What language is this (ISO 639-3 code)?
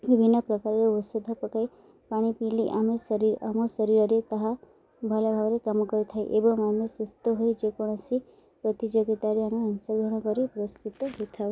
ori